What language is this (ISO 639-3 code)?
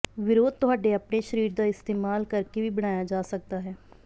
pan